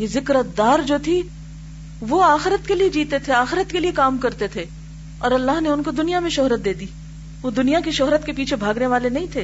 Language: Urdu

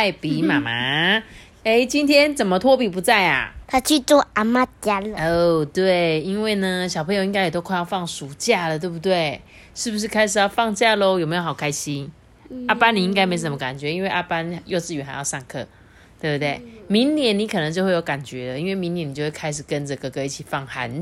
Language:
Chinese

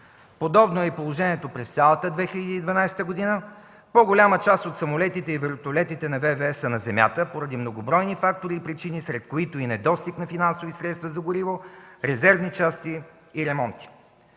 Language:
Bulgarian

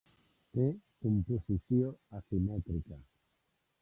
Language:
Catalan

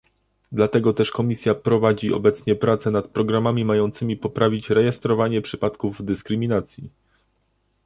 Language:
Polish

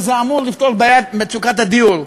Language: Hebrew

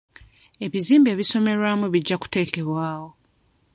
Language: Ganda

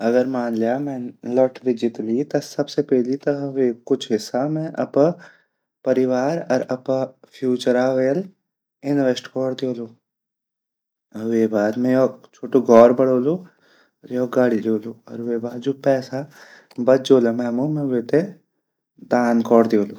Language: Garhwali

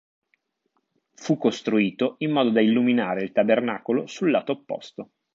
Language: Italian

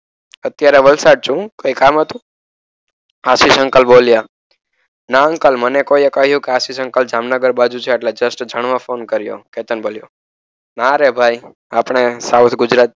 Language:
Gujarati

